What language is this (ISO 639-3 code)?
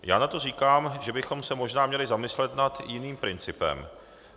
ces